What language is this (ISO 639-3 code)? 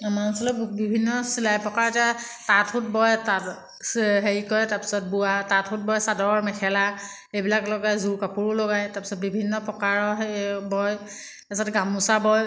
asm